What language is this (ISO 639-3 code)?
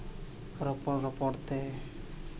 sat